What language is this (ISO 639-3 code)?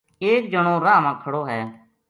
gju